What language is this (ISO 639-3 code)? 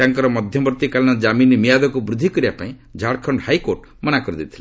ori